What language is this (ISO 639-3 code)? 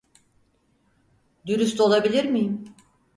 tur